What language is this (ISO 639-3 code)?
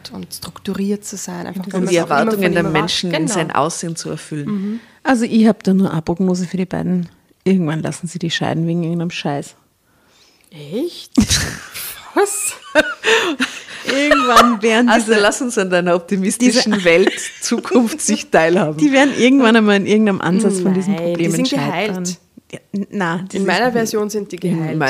deu